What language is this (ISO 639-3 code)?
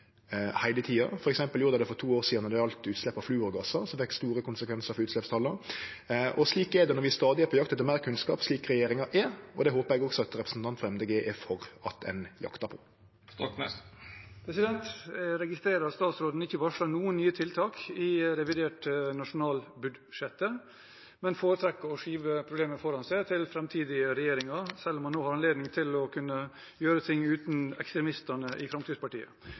nor